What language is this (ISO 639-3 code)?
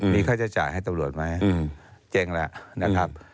tha